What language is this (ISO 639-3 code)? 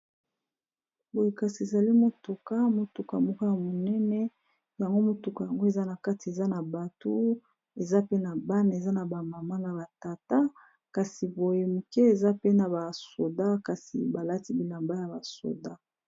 lin